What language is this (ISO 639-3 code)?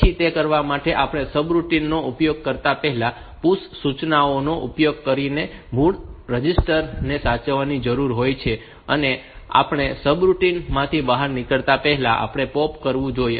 guj